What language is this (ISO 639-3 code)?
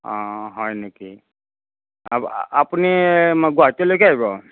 asm